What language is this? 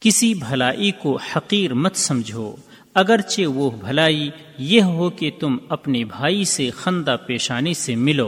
Urdu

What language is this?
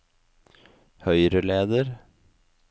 Norwegian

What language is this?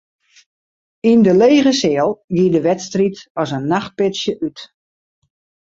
Western Frisian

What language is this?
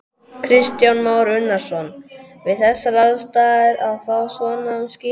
Icelandic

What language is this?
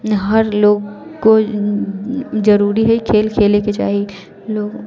Maithili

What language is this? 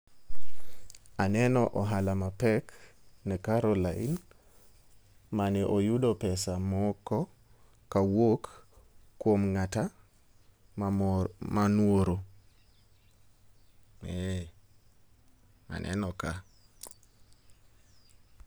Luo (Kenya and Tanzania)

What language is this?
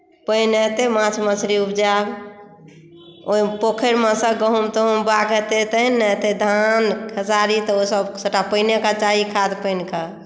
Maithili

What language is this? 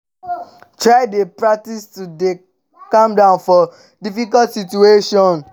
Nigerian Pidgin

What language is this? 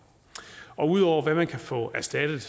Danish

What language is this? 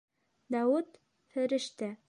Bashkir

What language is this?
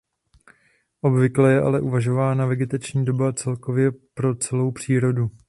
Czech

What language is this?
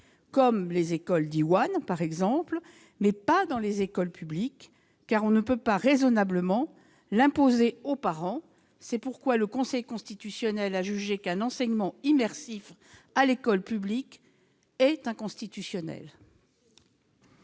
French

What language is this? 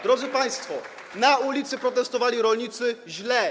Polish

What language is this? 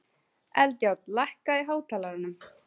Icelandic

